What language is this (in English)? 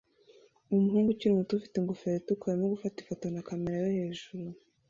Kinyarwanda